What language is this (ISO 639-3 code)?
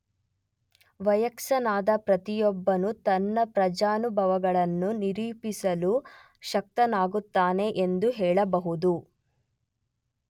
kan